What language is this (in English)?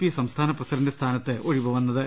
Malayalam